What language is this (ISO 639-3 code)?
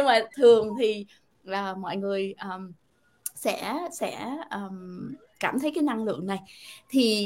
vie